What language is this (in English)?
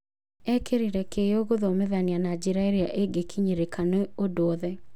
Kikuyu